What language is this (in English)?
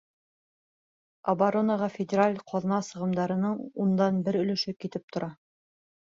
Bashkir